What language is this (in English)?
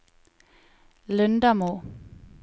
Norwegian